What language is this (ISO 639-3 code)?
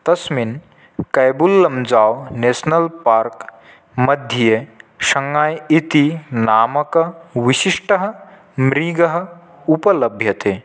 san